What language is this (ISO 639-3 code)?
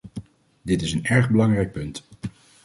nld